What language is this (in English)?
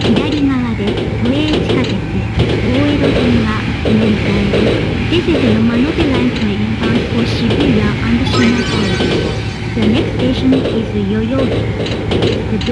Japanese